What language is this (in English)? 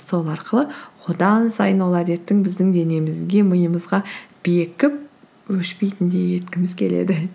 Kazakh